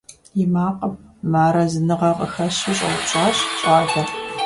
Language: Kabardian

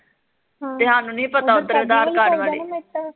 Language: Punjabi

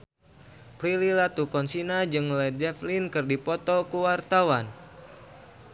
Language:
Sundanese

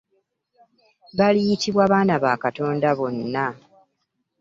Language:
Ganda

